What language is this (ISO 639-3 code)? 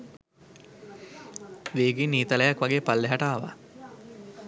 sin